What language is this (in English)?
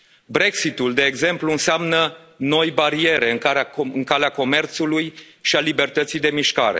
Romanian